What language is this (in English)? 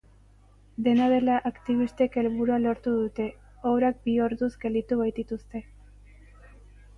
Basque